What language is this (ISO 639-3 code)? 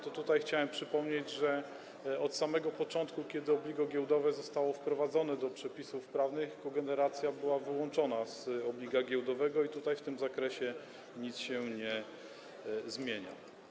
pol